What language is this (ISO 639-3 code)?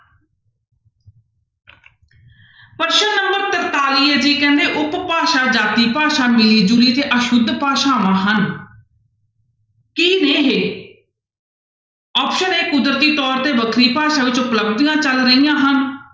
pan